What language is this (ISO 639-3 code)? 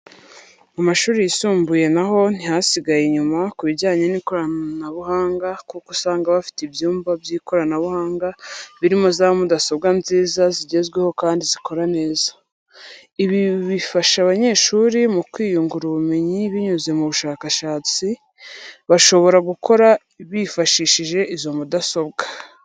kin